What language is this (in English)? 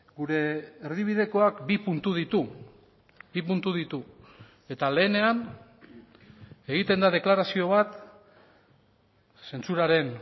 Basque